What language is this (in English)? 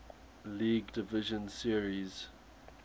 English